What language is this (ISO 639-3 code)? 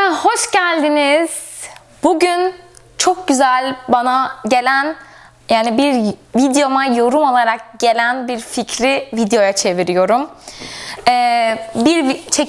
tur